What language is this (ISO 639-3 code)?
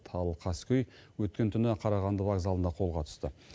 kaz